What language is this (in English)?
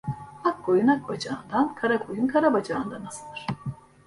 Turkish